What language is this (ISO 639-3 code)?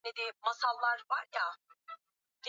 swa